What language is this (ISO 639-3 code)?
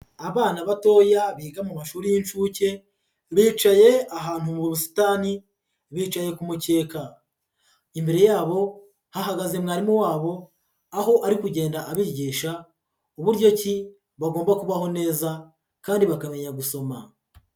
kin